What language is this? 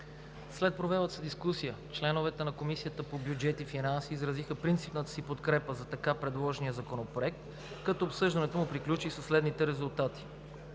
Bulgarian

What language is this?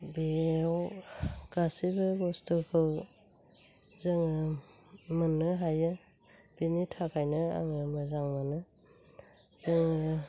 Bodo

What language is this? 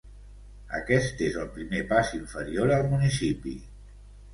Catalan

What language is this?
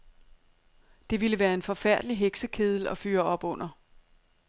Danish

